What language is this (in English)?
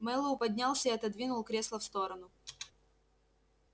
Russian